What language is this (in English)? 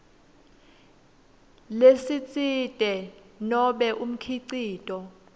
Swati